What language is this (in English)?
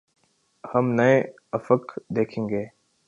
Urdu